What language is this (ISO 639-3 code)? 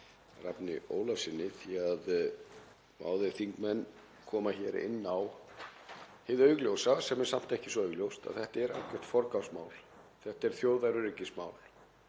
isl